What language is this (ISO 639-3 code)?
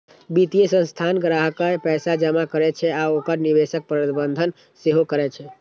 mai